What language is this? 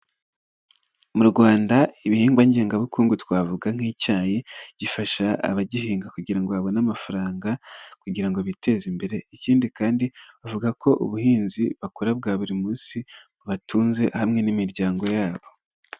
Kinyarwanda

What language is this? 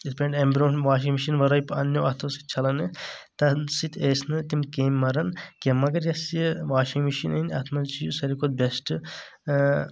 Kashmiri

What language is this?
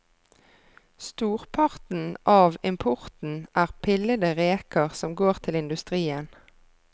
Norwegian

